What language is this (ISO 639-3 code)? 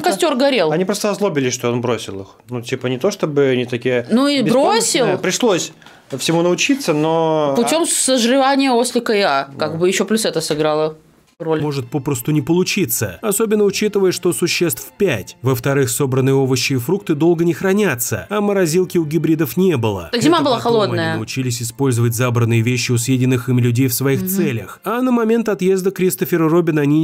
rus